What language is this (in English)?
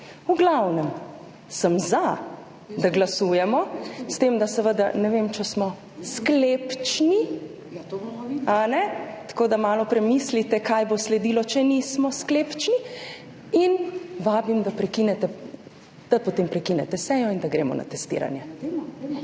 Slovenian